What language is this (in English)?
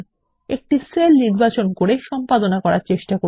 Bangla